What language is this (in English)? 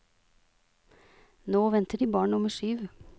Norwegian